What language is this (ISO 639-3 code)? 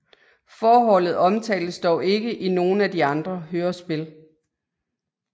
dan